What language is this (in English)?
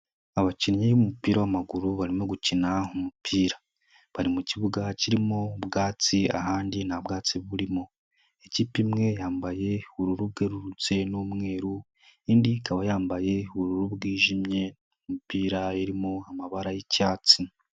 Kinyarwanda